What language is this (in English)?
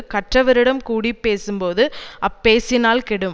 Tamil